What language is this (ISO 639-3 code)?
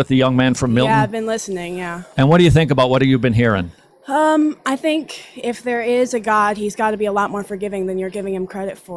eng